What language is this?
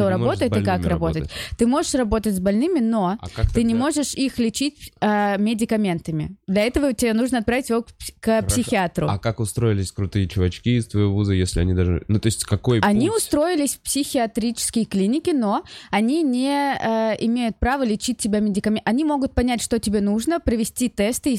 Russian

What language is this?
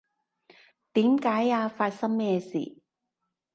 Cantonese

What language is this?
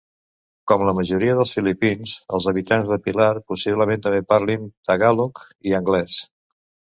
Catalan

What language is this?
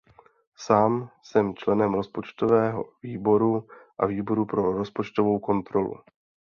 Czech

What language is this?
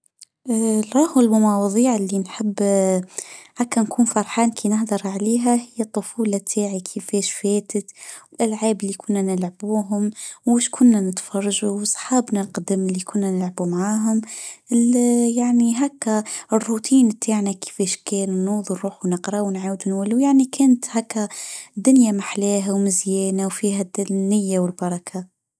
Tunisian Arabic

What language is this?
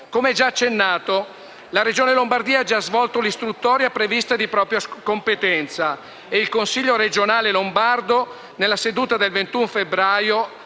Italian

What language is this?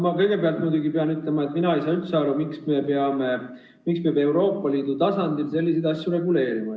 Estonian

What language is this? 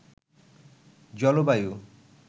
Bangla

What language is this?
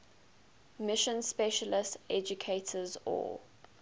English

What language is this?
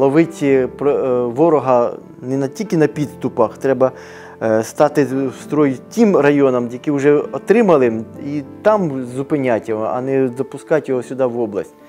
Ukrainian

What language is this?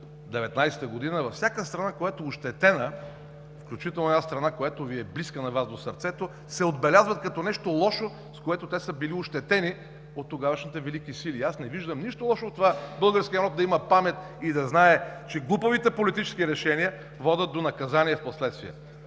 Bulgarian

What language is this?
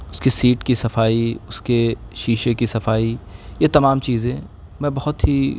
Urdu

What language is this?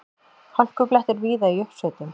Icelandic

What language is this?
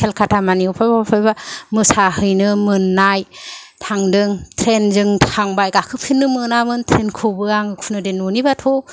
Bodo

